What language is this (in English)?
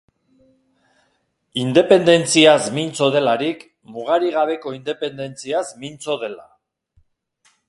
Basque